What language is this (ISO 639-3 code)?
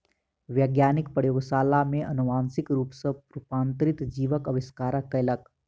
mai